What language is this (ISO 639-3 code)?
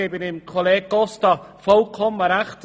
gsw